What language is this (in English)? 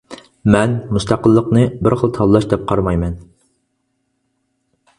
Uyghur